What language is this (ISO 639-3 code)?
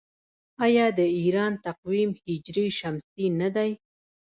pus